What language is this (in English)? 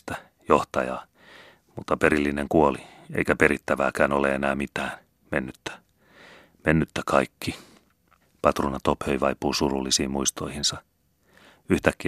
Finnish